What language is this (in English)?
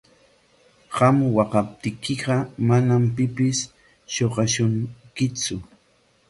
Corongo Ancash Quechua